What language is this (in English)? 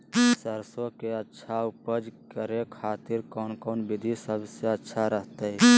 Magahi